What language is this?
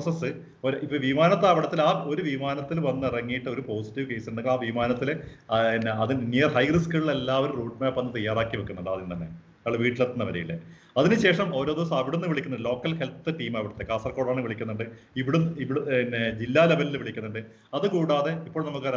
Malayalam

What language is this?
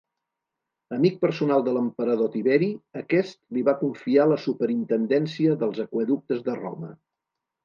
Catalan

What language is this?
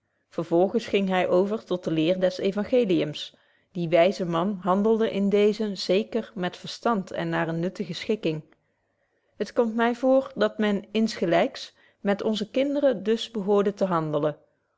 Dutch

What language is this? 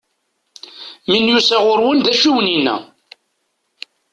Kabyle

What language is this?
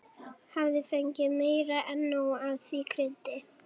Icelandic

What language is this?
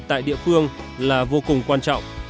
Vietnamese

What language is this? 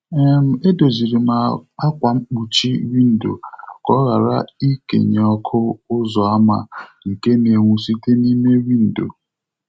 Igbo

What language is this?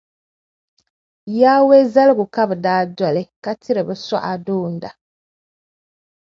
Dagbani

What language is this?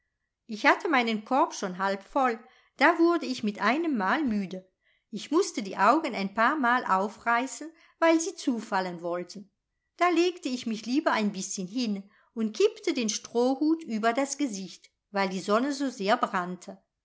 German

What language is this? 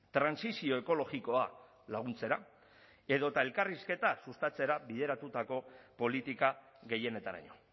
Basque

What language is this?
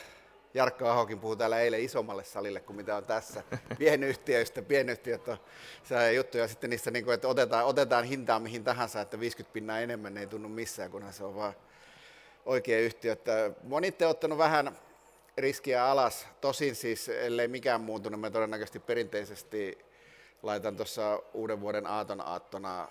Finnish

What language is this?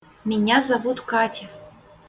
Russian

